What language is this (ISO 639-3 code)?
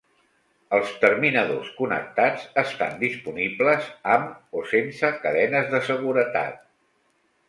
cat